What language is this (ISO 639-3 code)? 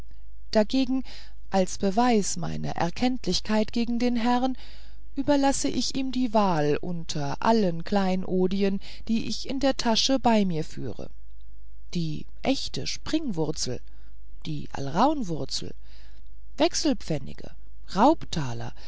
deu